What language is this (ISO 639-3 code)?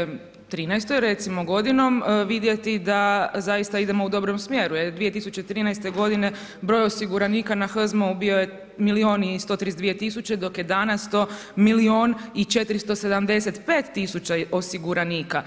hrv